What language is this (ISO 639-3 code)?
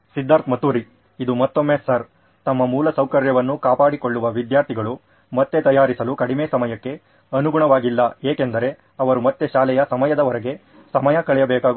kan